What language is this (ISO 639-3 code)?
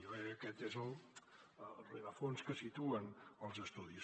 cat